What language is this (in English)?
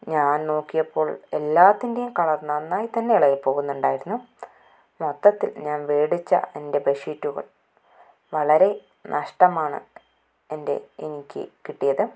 Malayalam